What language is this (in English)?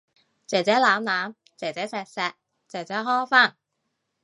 Cantonese